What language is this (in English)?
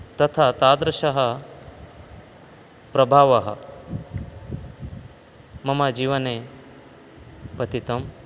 Sanskrit